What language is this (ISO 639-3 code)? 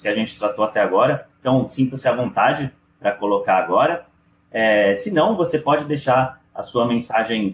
por